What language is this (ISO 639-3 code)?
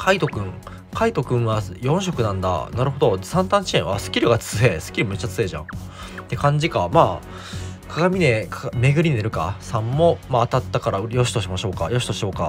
jpn